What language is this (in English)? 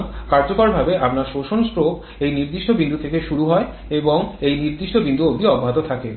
Bangla